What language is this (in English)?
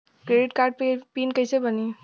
Bhojpuri